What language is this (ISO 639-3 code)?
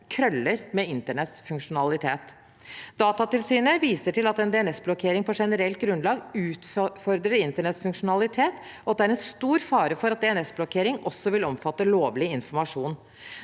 nor